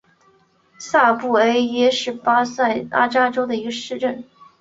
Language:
Chinese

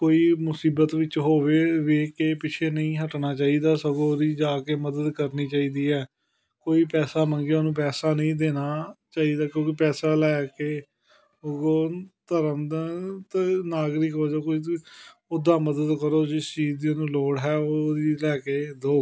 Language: Punjabi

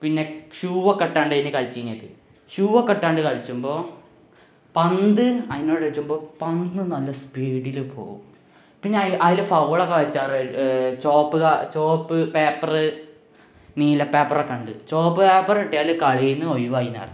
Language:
Malayalam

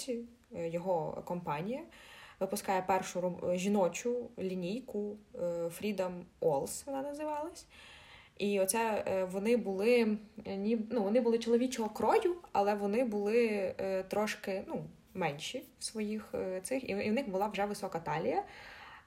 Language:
Ukrainian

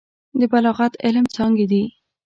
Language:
Pashto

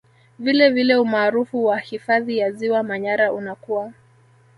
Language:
Swahili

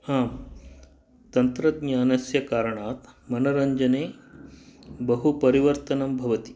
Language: Sanskrit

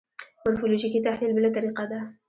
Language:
Pashto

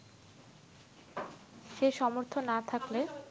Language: Bangla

